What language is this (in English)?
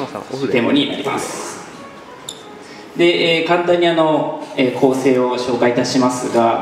Japanese